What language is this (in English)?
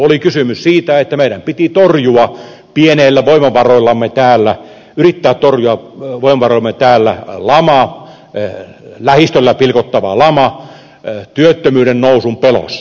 Finnish